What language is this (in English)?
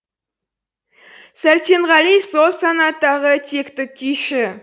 Kazakh